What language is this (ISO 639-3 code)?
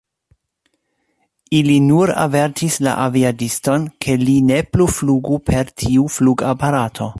epo